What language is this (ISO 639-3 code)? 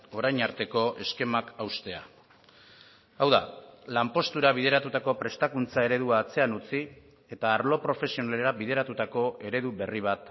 eus